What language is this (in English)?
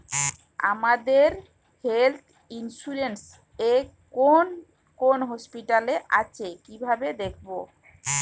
Bangla